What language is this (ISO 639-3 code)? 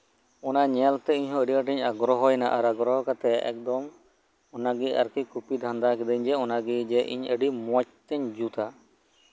sat